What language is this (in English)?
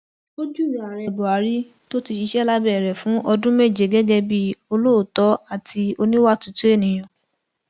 Yoruba